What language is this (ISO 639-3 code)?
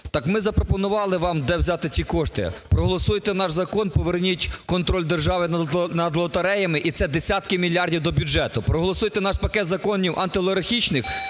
ukr